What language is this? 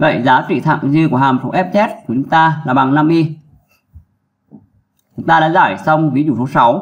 Vietnamese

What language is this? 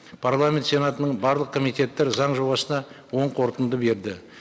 Kazakh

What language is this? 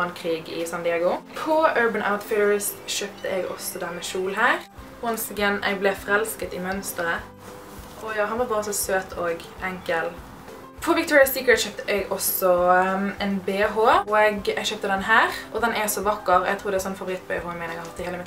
Norwegian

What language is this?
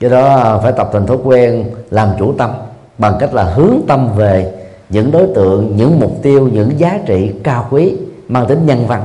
Vietnamese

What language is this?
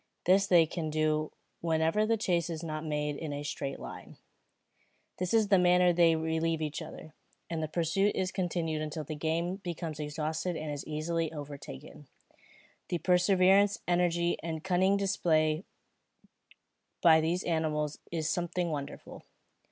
English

